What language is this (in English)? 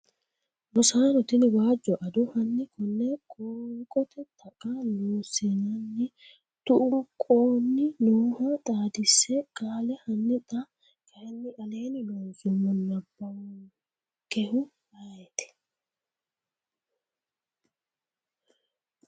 Sidamo